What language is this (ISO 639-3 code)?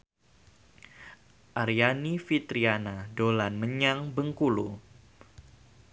jav